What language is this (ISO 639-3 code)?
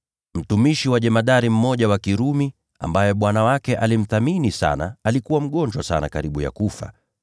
swa